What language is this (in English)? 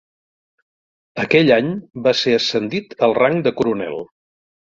Catalan